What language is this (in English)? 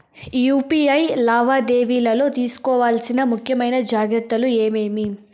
Telugu